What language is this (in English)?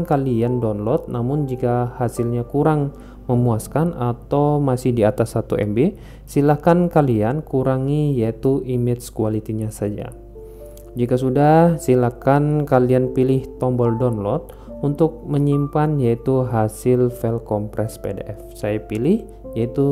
Indonesian